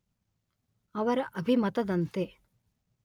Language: Kannada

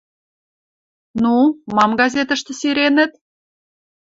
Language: Western Mari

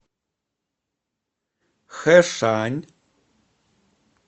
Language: Russian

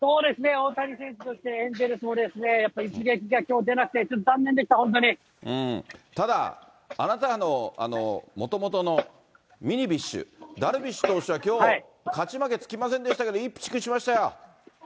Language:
Japanese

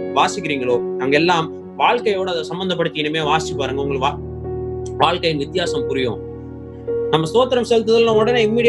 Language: Tamil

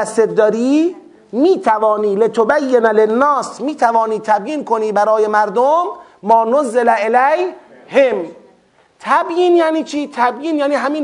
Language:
Persian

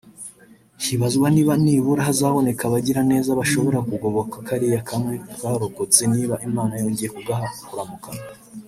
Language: Kinyarwanda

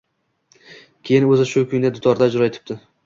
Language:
Uzbek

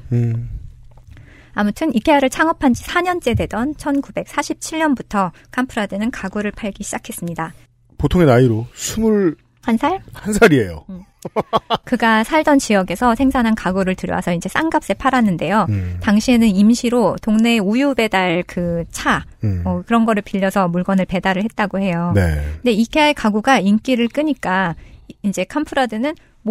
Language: Korean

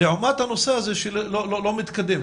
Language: Hebrew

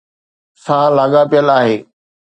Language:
Sindhi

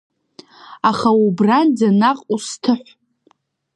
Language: Abkhazian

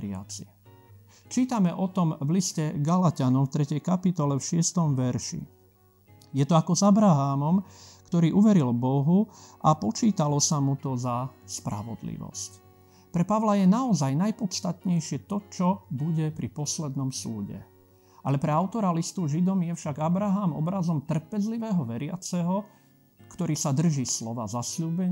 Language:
Slovak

